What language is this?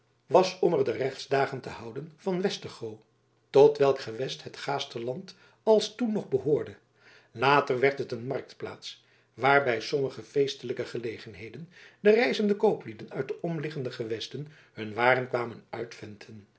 Dutch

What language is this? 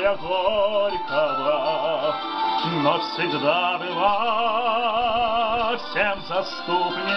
Arabic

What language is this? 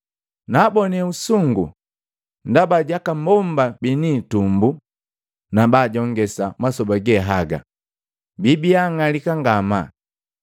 Matengo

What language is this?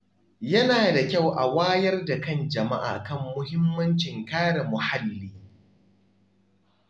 Hausa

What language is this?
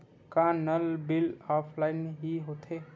Chhattisgarhi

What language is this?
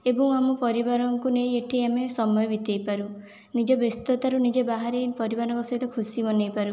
Odia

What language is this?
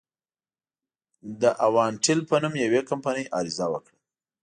Pashto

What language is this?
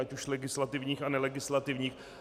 Czech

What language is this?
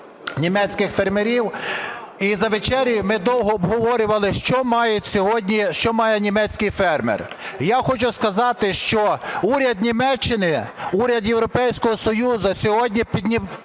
Ukrainian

